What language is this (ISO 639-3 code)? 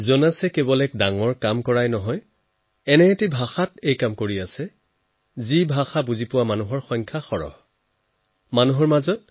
asm